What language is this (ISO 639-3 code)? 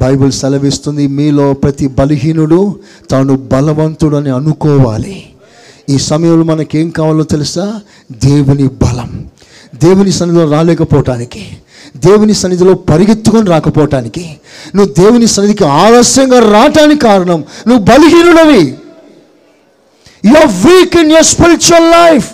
tel